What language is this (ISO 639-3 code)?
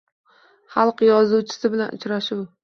uzb